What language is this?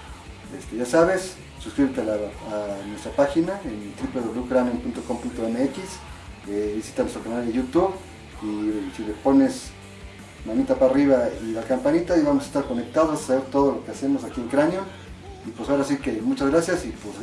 Spanish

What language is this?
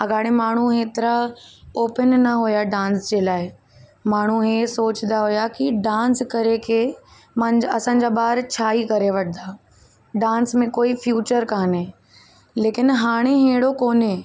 Sindhi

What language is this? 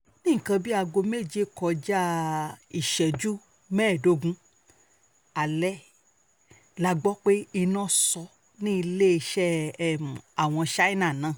Yoruba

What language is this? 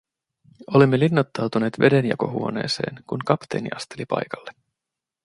Finnish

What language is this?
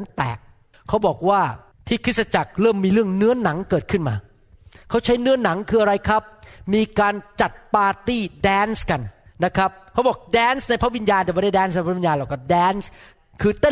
Thai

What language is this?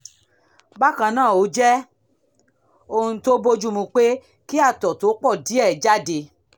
Yoruba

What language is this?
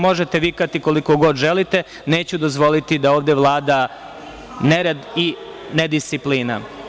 Serbian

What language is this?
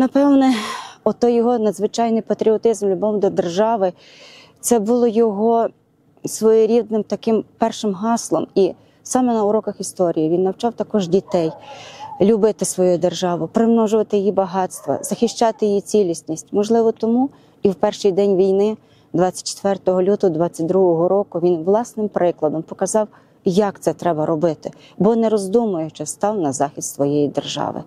Ukrainian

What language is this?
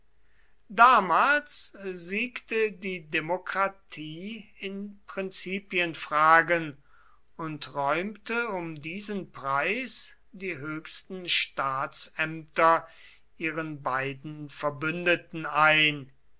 German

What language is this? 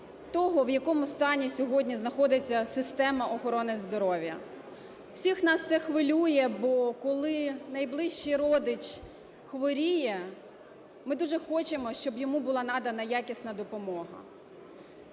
Ukrainian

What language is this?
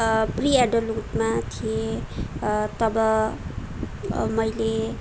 Nepali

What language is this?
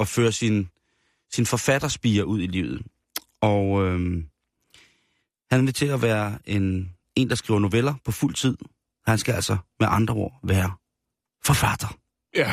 Danish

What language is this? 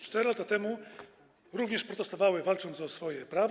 Polish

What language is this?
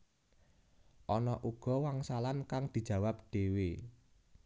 Javanese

